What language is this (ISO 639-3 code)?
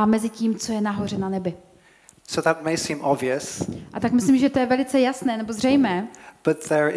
ces